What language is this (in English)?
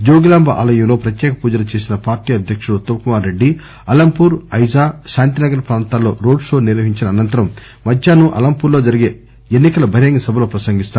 Telugu